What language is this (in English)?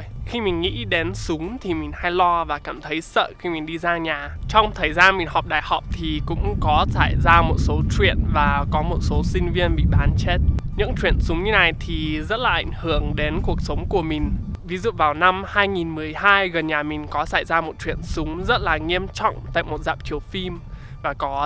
Vietnamese